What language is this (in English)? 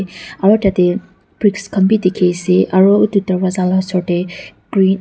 Naga Pidgin